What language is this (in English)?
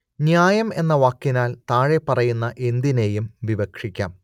Malayalam